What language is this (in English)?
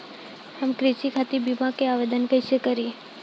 Bhojpuri